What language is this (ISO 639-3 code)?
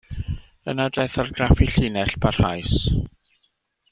cym